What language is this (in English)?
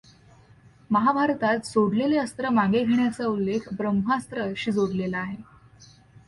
Marathi